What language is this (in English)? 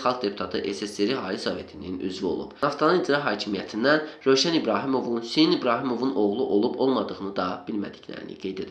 Azerbaijani